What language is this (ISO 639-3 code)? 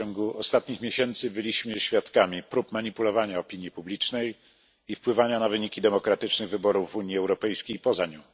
pol